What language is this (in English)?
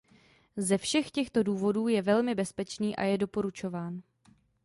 Czech